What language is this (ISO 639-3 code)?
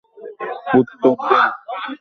ben